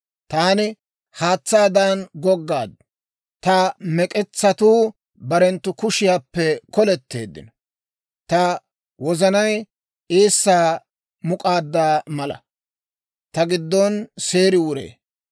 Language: Dawro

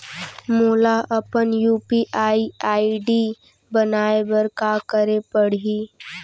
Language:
Chhattisgarhi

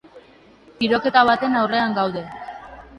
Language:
Basque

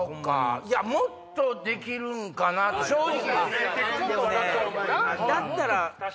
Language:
Japanese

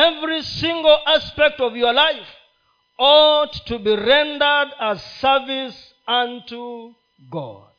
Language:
Swahili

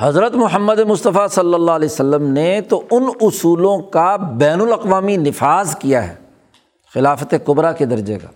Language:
Urdu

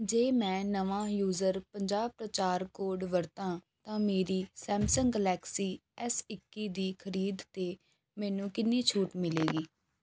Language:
Punjabi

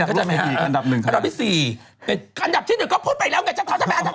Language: Thai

